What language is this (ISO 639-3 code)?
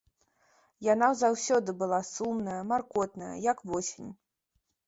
bel